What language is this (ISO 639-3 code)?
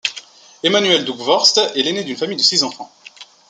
fra